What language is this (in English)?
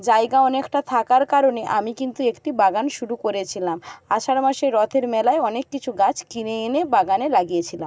Bangla